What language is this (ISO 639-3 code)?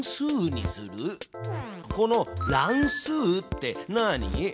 jpn